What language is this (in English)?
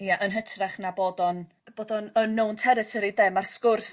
Welsh